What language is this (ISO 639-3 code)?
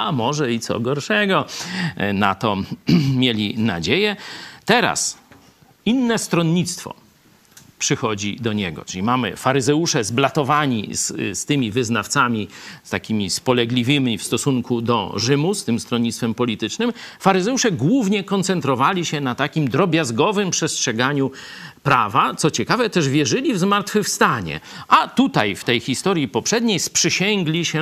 pol